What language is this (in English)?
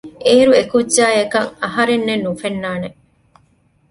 Divehi